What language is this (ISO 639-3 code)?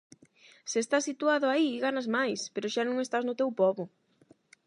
glg